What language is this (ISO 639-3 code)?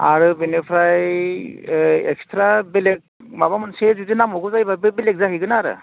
brx